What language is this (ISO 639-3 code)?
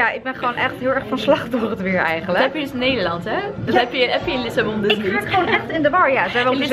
nld